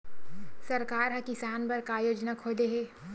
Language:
Chhattisgarhi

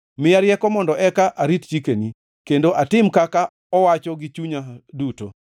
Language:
Luo (Kenya and Tanzania)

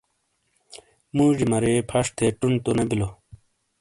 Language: Shina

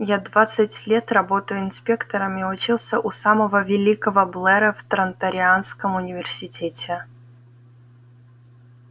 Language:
Russian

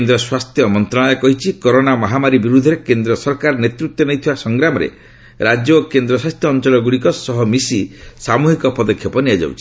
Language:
Odia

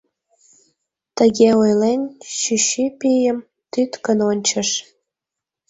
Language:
Mari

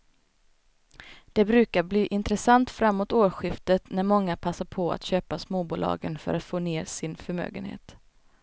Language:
Swedish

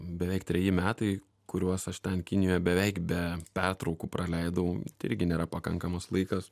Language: Lithuanian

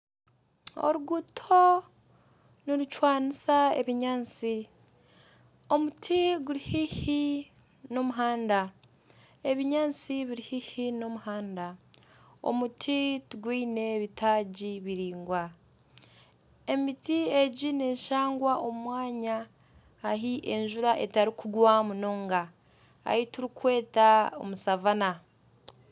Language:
Nyankole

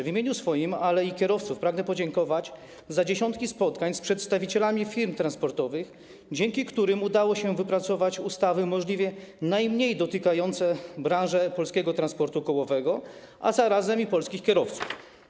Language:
Polish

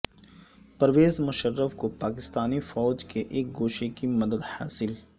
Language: Urdu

